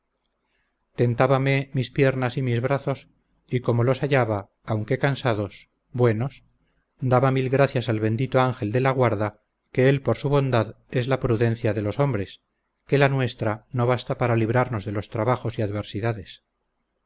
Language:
Spanish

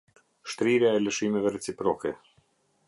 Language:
Albanian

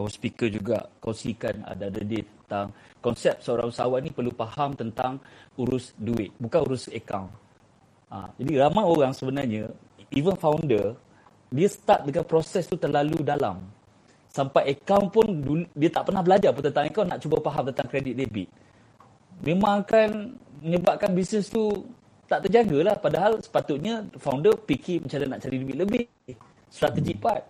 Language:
Malay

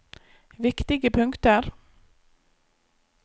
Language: Norwegian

